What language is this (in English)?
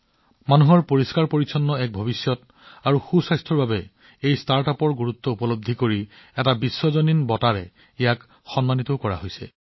Assamese